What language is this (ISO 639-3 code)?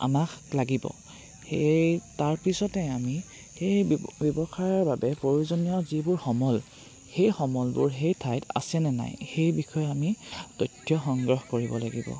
asm